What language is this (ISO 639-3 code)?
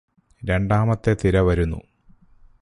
mal